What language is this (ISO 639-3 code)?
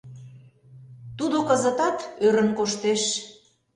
chm